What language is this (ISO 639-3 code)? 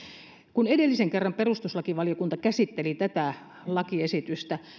fin